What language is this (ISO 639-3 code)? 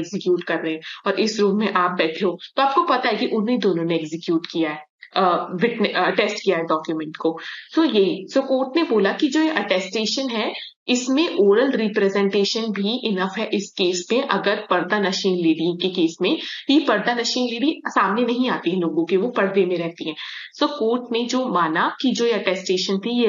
hin